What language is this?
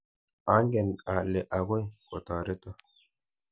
Kalenjin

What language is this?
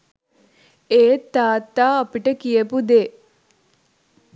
Sinhala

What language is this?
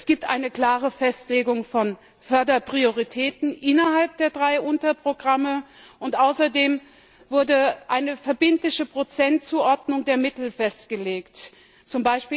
German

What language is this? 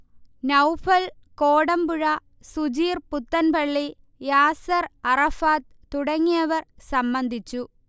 Malayalam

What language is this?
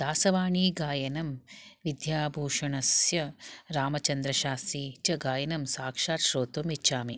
Sanskrit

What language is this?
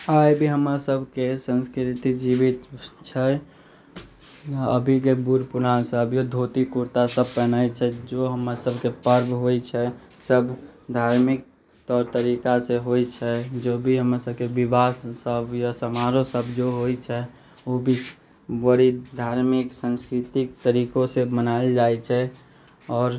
Maithili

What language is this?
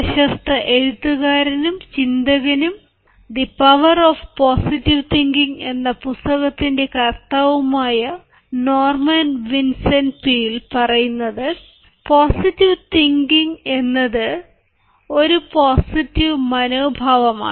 Malayalam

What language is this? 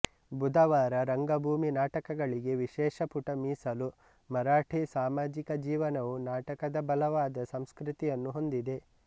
Kannada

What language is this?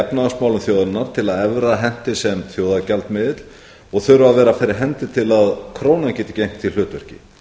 Icelandic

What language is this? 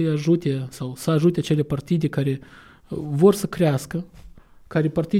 Romanian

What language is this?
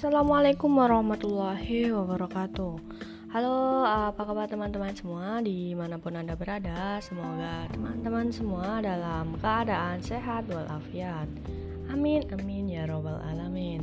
Indonesian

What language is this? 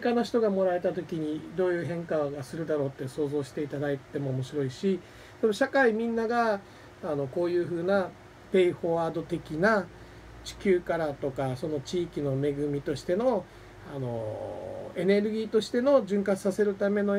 Japanese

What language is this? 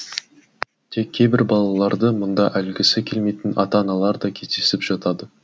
Kazakh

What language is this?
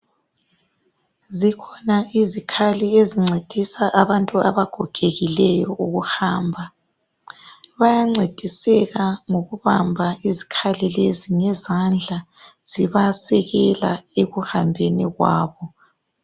North Ndebele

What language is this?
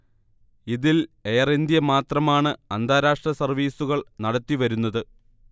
Malayalam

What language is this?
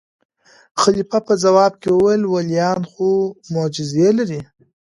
Pashto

